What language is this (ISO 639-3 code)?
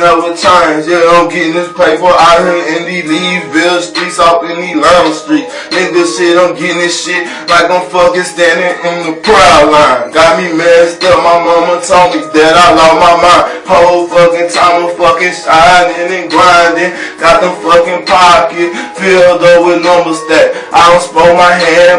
eng